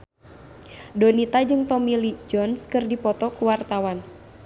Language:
Sundanese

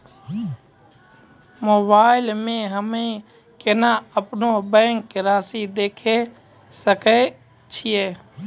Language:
Maithili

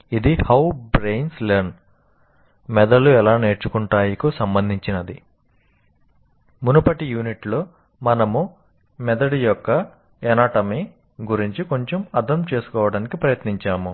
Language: Telugu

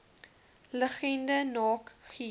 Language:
Afrikaans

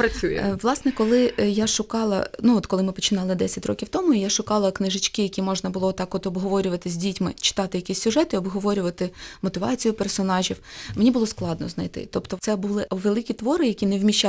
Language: Ukrainian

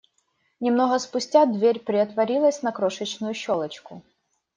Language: Russian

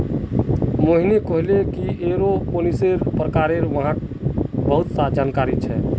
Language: Magahi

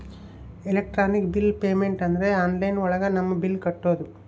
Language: Kannada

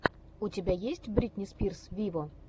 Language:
Russian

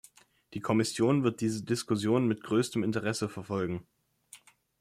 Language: German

